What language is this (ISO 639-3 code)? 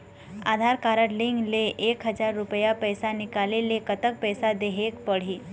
hne